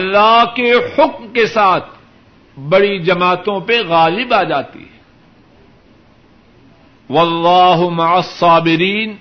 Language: Urdu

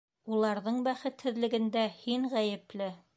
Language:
Bashkir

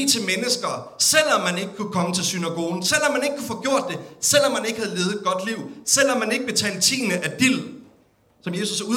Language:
Danish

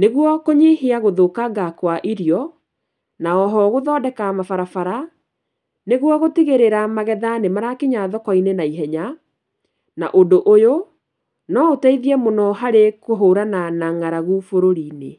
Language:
Kikuyu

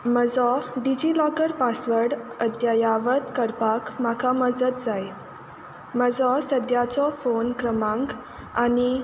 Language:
Konkani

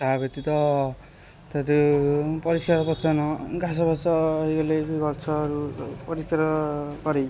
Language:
Odia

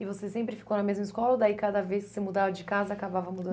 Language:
Portuguese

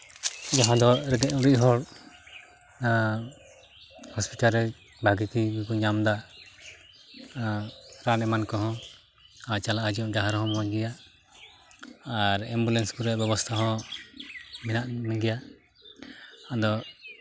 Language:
Santali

